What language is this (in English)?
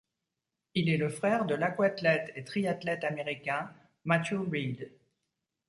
French